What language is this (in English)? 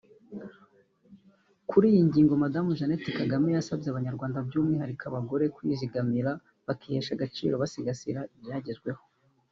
Kinyarwanda